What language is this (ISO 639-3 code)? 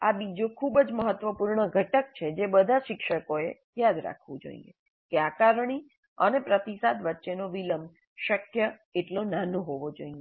guj